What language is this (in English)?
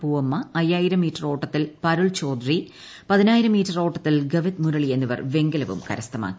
Malayalam